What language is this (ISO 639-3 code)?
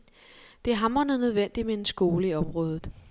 dan